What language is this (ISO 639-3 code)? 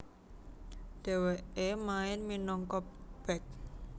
jav